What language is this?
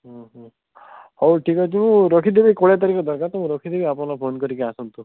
Odia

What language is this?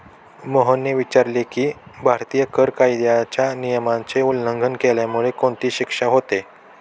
Marathi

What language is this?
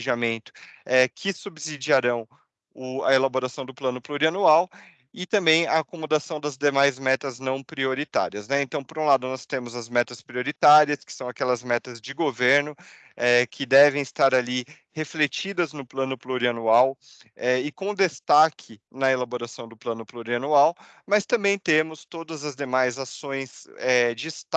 Portuguese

